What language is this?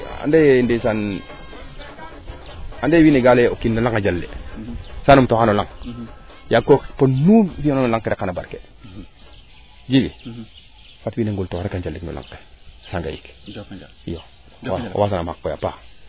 Serer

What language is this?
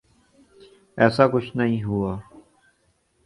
Urdu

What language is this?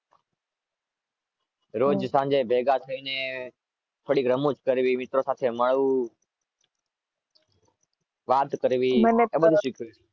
Gujarati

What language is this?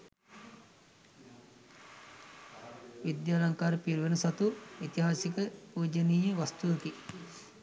Sinhala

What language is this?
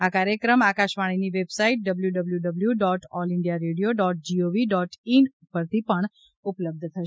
Gujarati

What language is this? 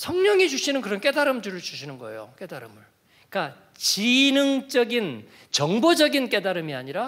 Korean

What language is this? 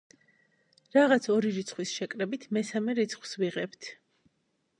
Georgian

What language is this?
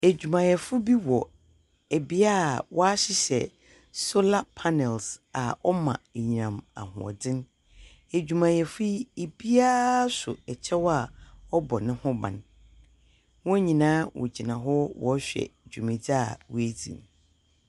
Akan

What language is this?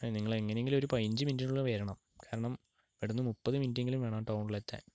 Malayalam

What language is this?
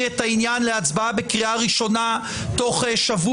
Hebrew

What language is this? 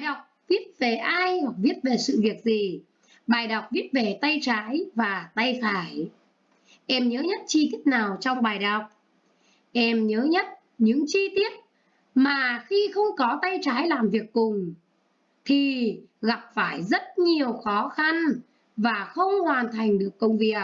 Vietnamese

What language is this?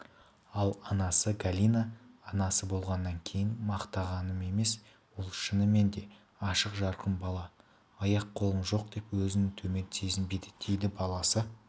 Kazakh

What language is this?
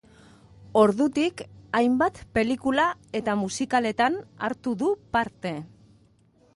Basque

